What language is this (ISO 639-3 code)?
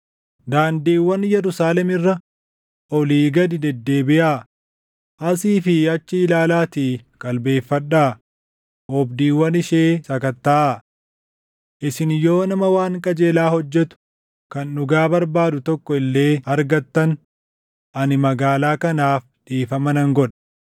orm